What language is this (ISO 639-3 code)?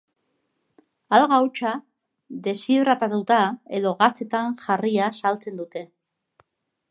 eus